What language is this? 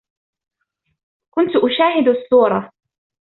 Arabic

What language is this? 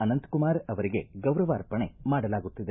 Kannada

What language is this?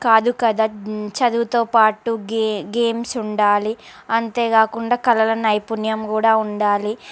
Telugu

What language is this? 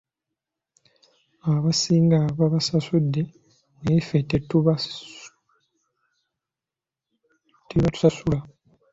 Ganda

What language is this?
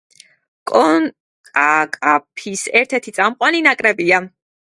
Georgian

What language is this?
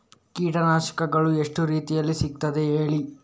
Kannada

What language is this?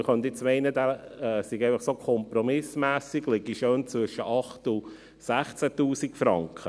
Swiss German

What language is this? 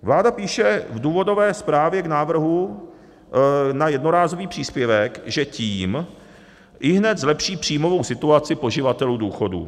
Czech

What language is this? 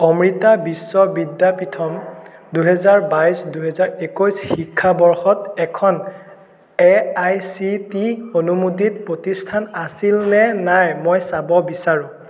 Assamese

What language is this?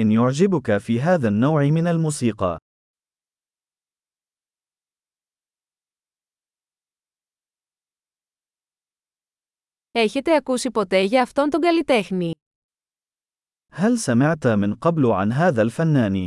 Greek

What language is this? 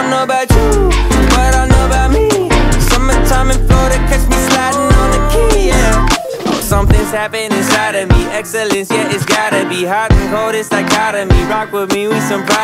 English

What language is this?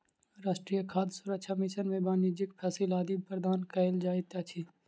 Maithili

